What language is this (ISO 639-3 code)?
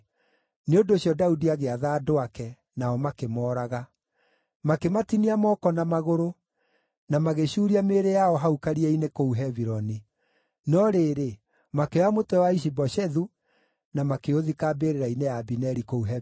kik